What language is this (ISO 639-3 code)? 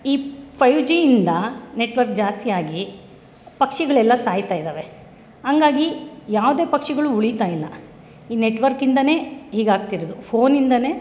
kan